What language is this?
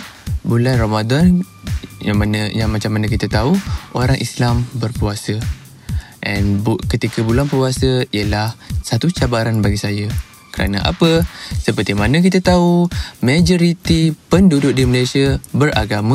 Malay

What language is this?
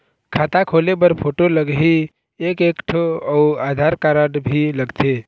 Chhattisgarhi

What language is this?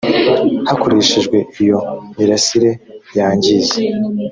Kinyarwanda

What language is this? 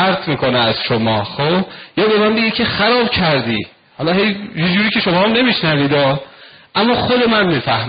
Persian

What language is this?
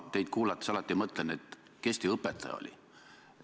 Estonian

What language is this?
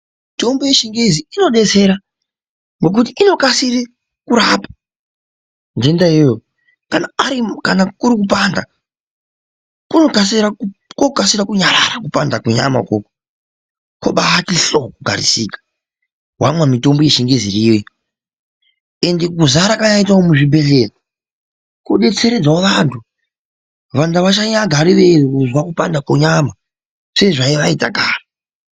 Ndau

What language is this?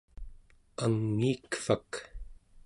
Central Yupik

